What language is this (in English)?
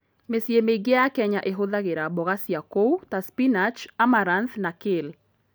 Kikuyu